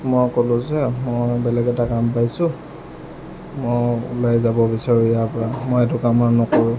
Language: Assamese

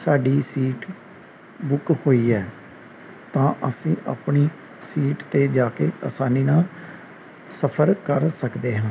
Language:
Punjabi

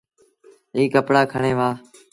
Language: Sindhi Bhil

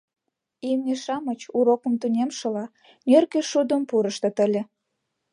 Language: Mari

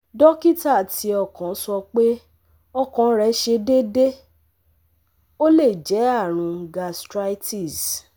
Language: Yoruba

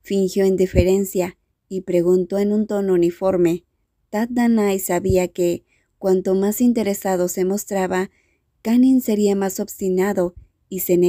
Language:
Spanish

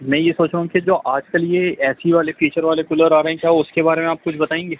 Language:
Urdu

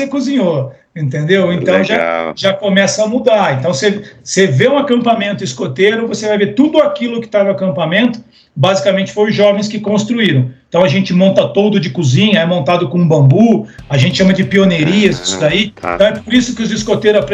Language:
Portuguese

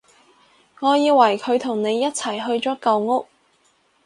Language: Cantonese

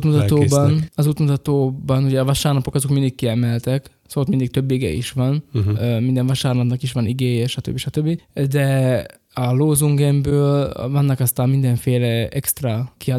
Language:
Hungarian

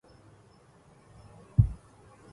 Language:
Arabic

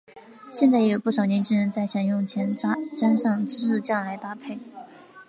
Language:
Chinese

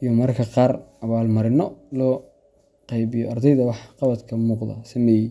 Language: Somali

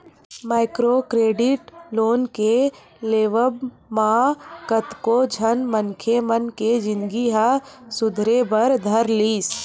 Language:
Chhattisgarhi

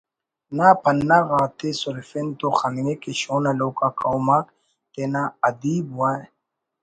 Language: Brahui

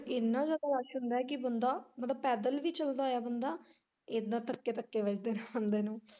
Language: Punjabi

